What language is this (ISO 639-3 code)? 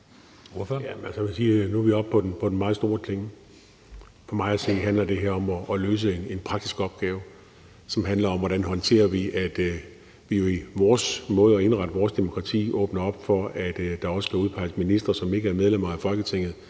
dan